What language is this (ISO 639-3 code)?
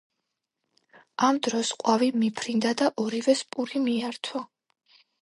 kat